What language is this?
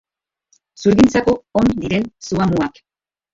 Basque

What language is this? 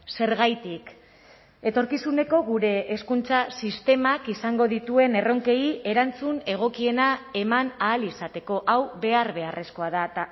Basque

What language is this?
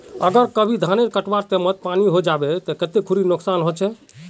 Magahi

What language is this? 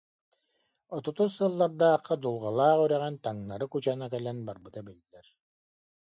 Yakut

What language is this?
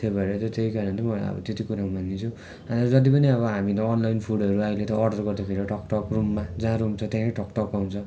Nepali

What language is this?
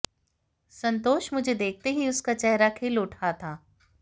Hindi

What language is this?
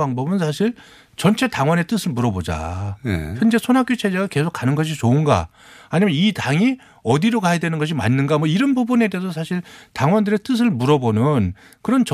Korean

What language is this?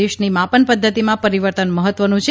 Gujarati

